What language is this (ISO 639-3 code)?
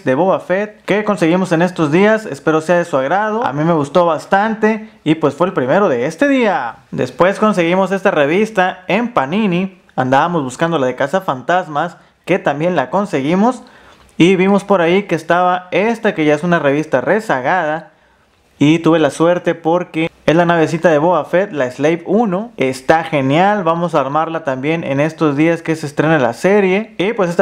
spa